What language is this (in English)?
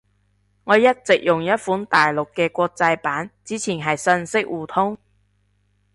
Cantonese